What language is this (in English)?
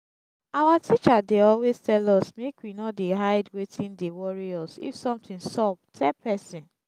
Nigerian Pidgin